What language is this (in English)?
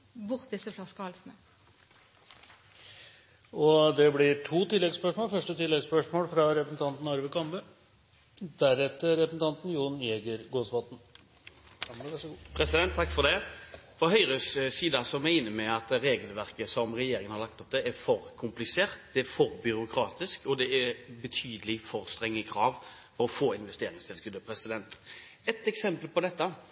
Norwegian